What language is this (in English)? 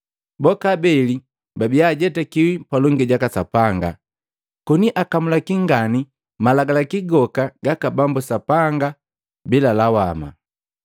Matengo